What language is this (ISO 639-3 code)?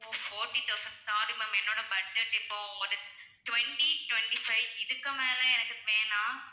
tam